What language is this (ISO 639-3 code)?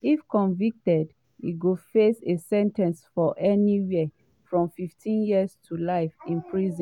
pcm